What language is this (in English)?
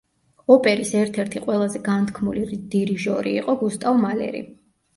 Georgian